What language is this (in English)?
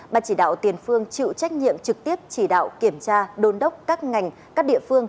Vietnamese